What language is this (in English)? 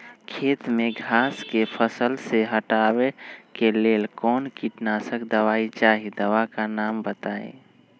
Magahi